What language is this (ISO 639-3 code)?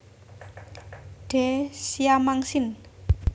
jav